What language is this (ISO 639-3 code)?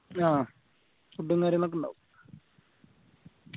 mal